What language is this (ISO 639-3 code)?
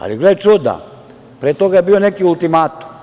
srp